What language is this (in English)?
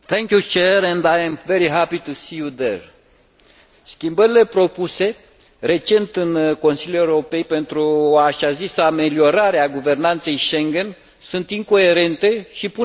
Romanian